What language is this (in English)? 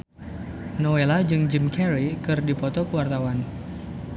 Sundanese